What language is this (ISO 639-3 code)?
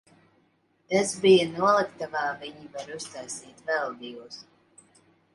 lav